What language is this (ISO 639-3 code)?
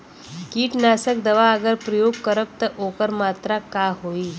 bho